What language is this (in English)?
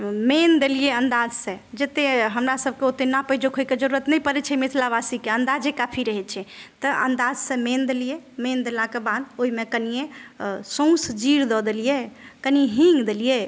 Maithili